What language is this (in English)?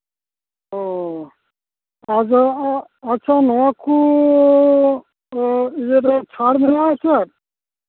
Santali